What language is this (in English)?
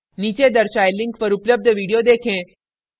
Hindi